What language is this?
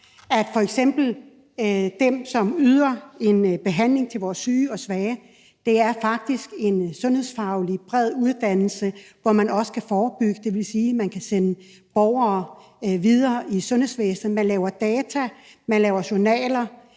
Danish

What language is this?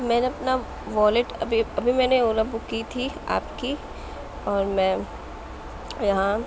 Urdu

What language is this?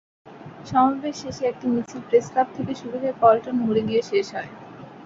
Bangla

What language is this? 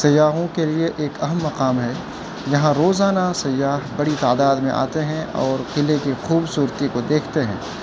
Urdu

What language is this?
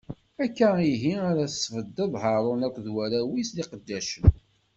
Kabyle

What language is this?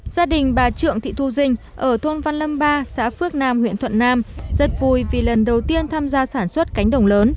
Vietnamese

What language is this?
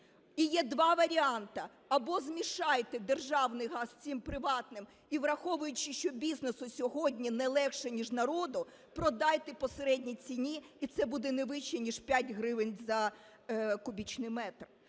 Ukrainian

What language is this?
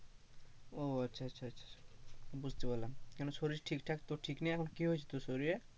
Bangla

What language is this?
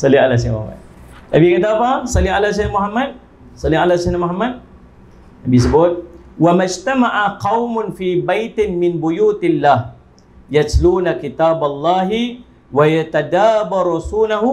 Malay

